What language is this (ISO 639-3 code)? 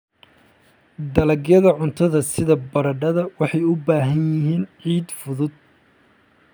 som